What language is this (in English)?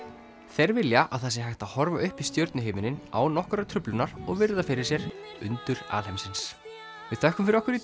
Icelandic